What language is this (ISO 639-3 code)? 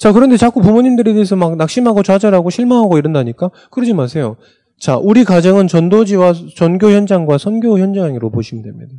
kor